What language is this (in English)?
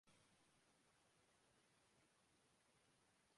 Urdu